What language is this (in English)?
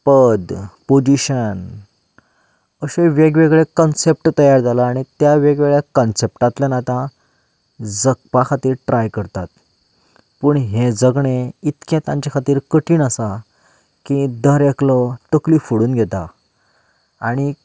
Konkani